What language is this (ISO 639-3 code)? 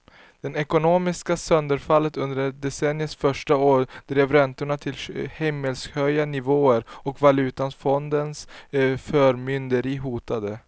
swe